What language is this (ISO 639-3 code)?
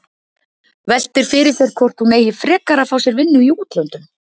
isl